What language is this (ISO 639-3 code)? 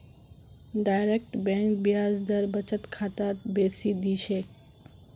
mag